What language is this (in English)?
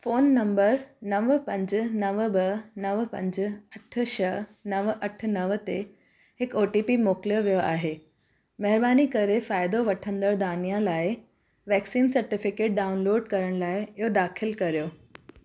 Sindhi